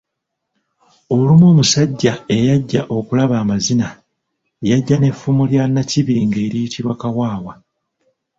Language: Ganda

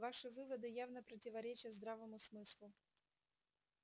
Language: Russian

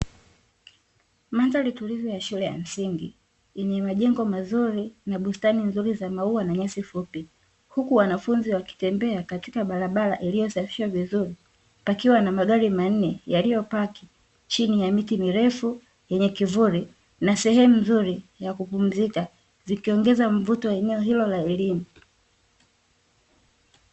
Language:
Swahili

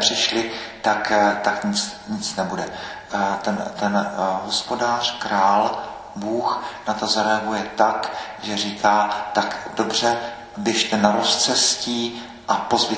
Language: Czech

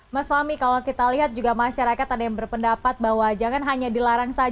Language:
Indonesian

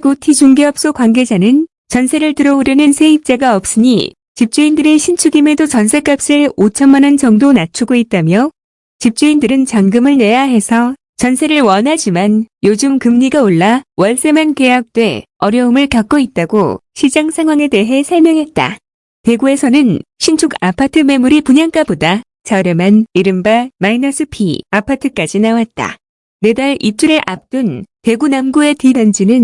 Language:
Korean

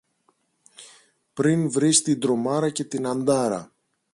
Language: Greek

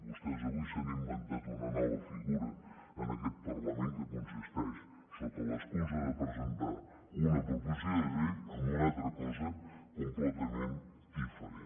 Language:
Catalan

